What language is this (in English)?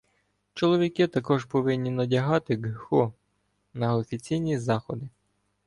Ukrainian